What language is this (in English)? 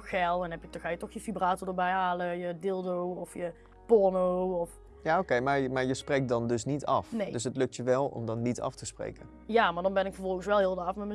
Dutch